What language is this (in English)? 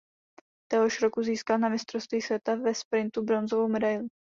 Czech